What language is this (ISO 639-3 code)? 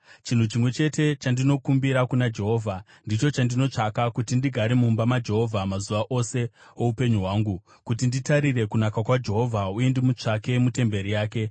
sna